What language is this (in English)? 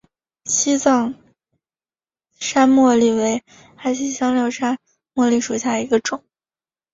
Chinese